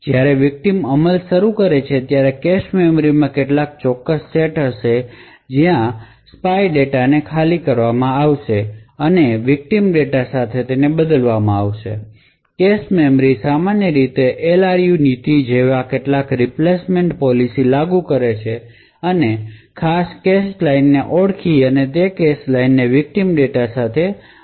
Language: Gujarati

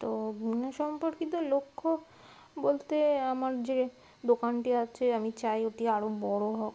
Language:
Bangla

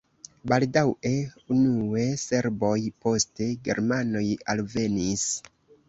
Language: Esperanto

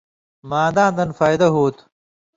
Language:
Indus Kohistani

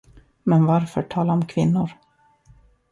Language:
Swedish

